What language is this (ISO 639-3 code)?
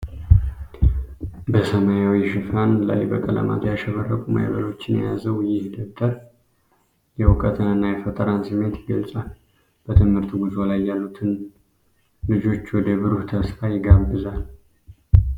amh